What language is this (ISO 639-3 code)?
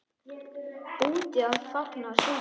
isl